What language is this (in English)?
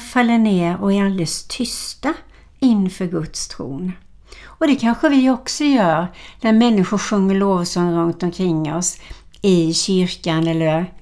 Swedish